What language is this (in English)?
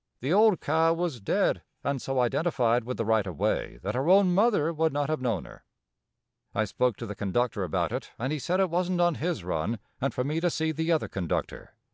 English